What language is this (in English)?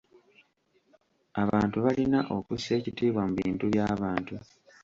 Ganda